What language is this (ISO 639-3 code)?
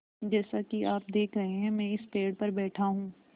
hin